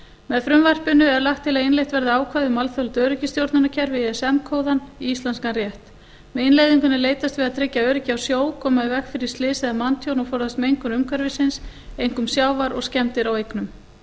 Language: Icelandic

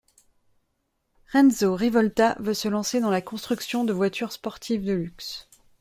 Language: French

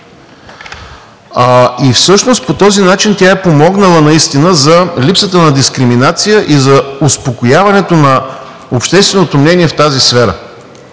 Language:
Bulgarian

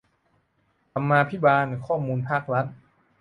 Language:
Thai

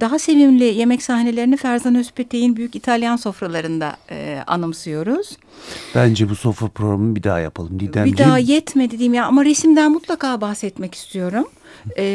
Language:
Turkish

